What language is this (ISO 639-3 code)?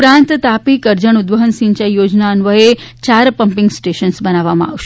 guj